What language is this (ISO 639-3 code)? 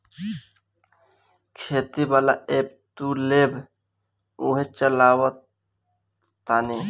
bho